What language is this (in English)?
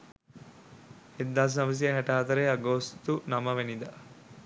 Sinhala